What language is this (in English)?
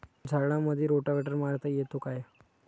Marathi